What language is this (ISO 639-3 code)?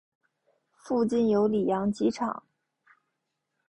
zho